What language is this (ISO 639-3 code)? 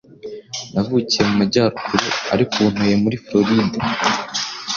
kin